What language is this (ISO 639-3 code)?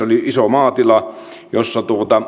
fin